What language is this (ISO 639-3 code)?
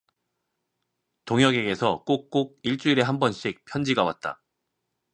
kor